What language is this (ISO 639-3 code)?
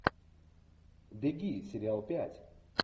rus